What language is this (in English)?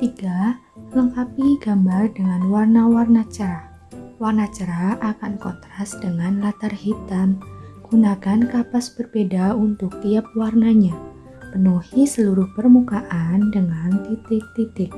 Indonesian